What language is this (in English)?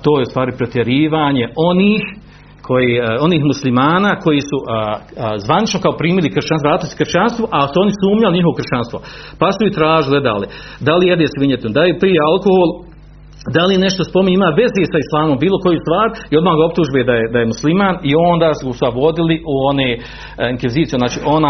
Croatian